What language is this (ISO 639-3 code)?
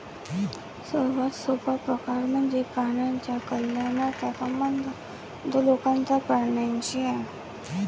mar